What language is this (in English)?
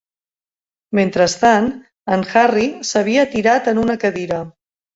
Catalan